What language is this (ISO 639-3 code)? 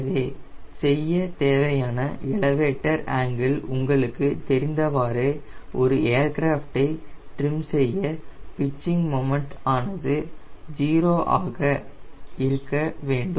tam